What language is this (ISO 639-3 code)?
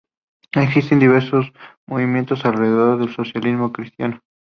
spa